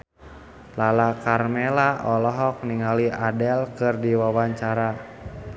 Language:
Sundanese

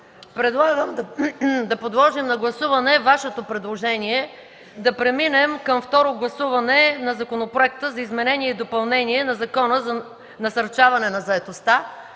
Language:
Bulgarian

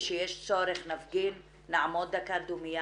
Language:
Hebrew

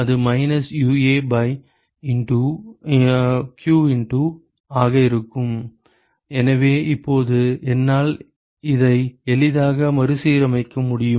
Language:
Tamil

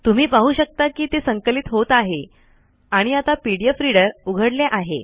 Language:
Marathi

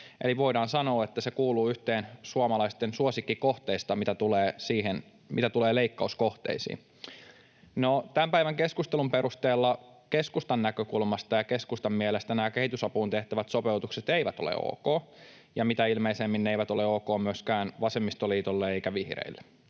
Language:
Finnish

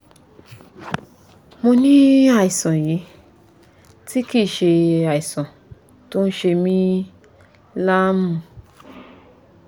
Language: Yoruba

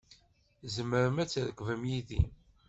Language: Kabyle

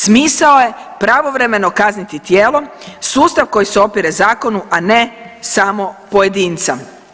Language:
Croatian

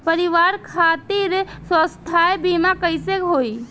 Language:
Bhojpuri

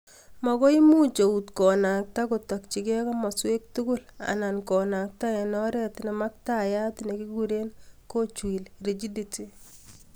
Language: Kalenjin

